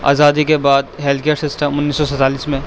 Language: Urdu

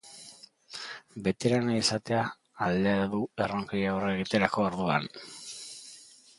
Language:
Basque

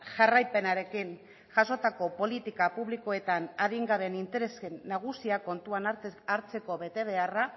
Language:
Basque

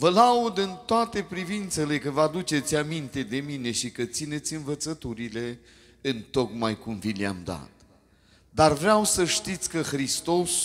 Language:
Romanian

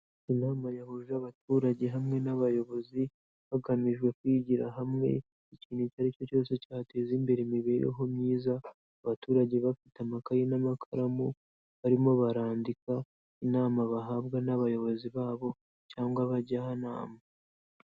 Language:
Kinyarwanda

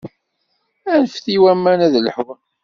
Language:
Kabyle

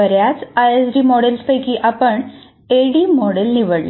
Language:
Marathi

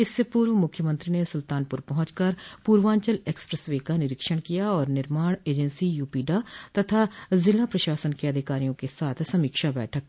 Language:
Hindi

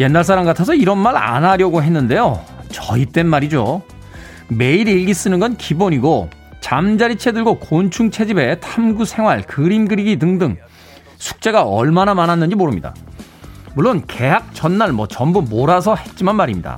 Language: Korean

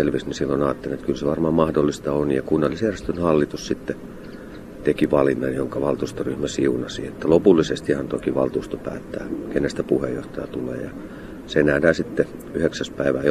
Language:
Finnish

